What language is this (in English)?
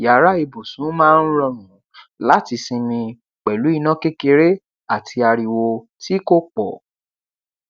Yoruba